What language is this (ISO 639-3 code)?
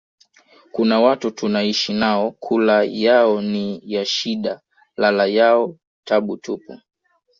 swa